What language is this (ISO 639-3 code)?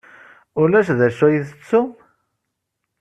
kab